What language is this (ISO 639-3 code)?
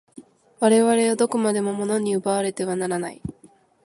jpn